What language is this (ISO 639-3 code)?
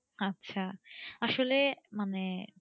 ben